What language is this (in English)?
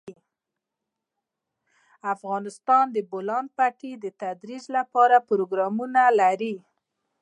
Pashto